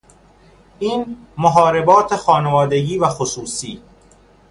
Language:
Persian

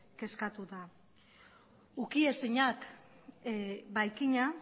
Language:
Basque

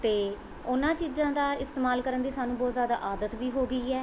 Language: Punjabi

